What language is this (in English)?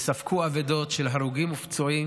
Hebrew